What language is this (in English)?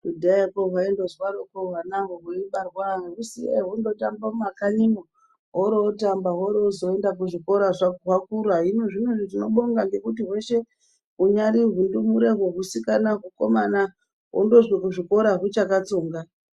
Ndau